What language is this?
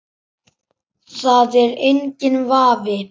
Icelandic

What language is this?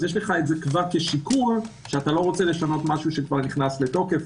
Hebrew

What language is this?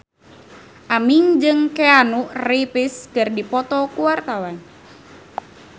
Sundanese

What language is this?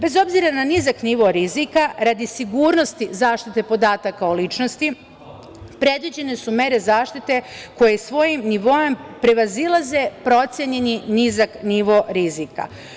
Serbian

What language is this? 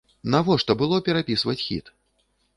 Belarusian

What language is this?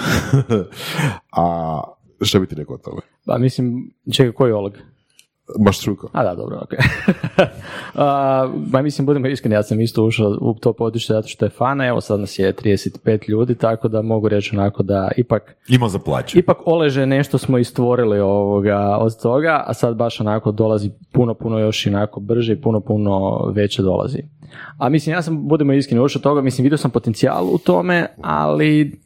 Croatian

